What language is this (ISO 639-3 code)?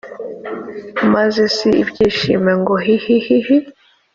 kin